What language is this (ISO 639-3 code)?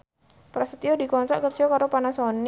jav